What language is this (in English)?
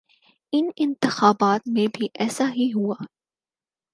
Urdu